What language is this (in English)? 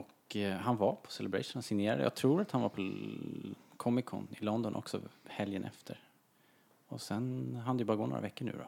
Swedish